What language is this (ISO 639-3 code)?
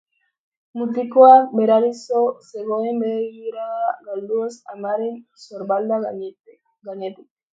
eus